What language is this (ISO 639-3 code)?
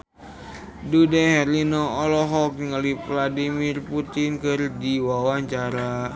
sun